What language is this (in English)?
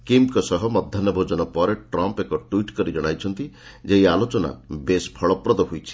Odia